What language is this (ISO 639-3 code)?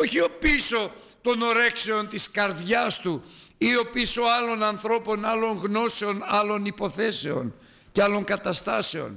ell